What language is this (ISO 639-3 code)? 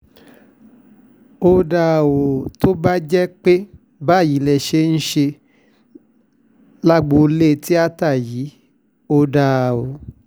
yor